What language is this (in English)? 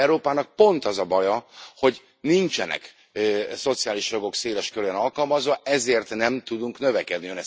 Hungarian